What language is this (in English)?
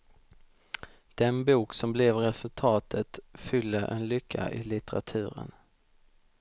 Swedish